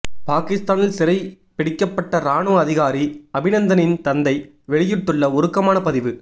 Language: Tamil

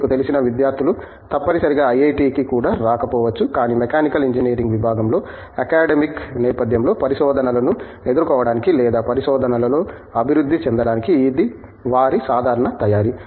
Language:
Telugu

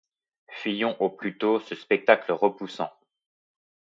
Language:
French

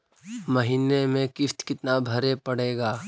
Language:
Magahi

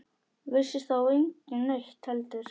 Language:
Icelandic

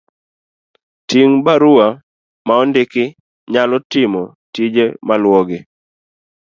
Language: Luo (Kenya and Tanzania)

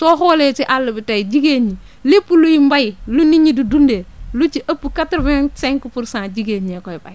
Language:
Wolof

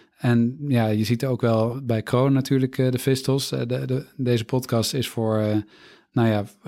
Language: Dutch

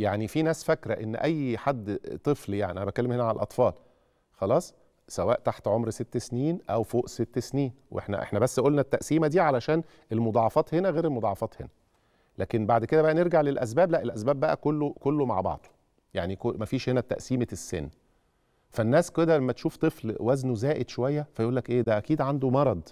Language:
Arabic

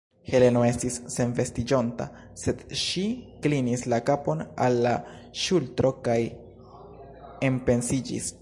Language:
Esperanto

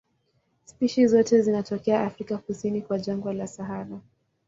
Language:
Swahili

